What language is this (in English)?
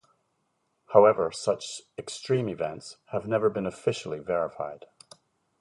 English